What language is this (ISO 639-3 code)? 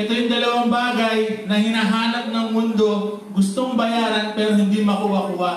fil